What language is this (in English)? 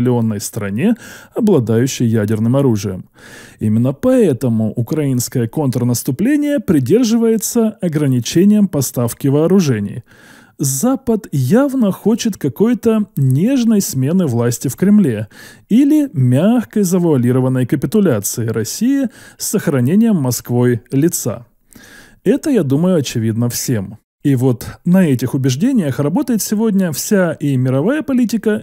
Russian